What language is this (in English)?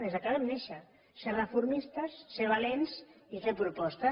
Catalan